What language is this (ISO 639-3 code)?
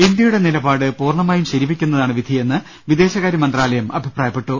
mal